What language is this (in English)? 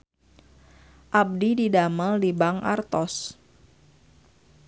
Sundanese